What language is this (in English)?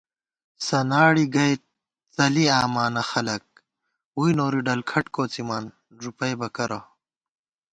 Gawar-Bati